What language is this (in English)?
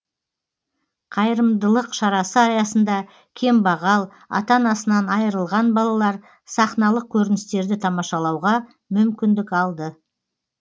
Kazakh